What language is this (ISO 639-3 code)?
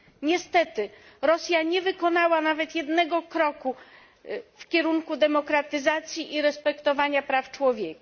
pol